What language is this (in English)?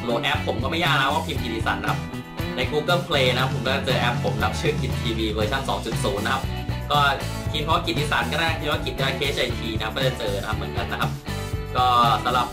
Thai